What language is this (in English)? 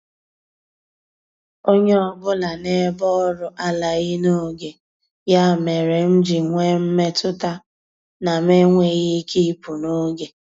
Igbo